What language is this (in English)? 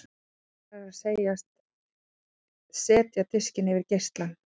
Icelandic